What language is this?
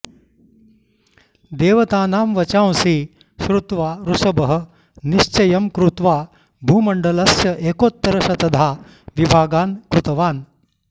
Sanskrit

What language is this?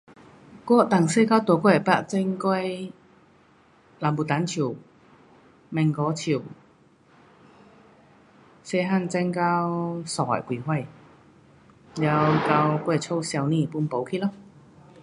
Pu-Xian Chinese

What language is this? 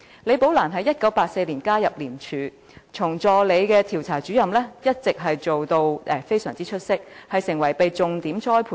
Cantonese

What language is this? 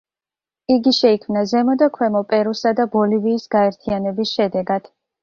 Georgian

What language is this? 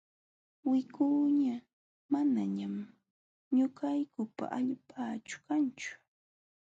Jauja Wanca Quechua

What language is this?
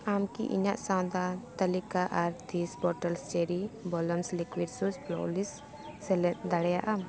Santali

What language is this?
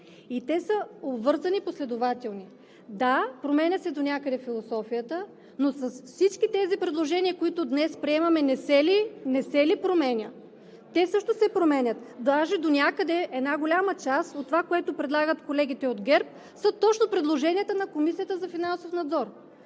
Bulgarian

